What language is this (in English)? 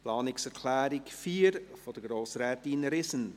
Swiss German